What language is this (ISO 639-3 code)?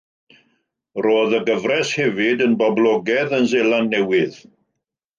cym